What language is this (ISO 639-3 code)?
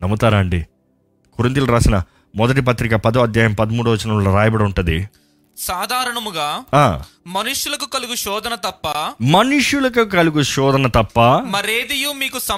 tel